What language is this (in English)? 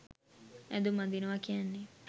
Sinhala